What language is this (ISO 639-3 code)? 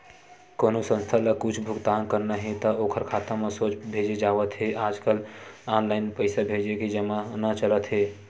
hne